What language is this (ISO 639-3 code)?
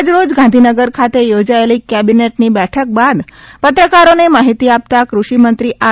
guj